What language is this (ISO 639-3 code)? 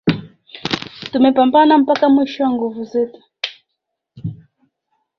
swa